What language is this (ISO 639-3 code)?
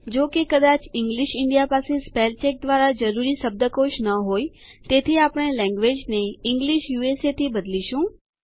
guj